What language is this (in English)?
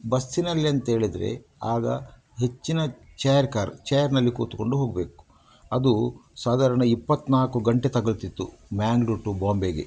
Kannada